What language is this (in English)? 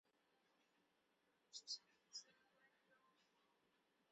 Chinese